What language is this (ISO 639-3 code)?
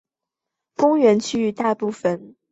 zho